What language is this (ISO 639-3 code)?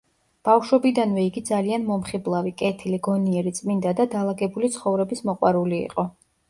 kat